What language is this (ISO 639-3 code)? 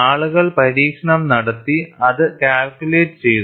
mal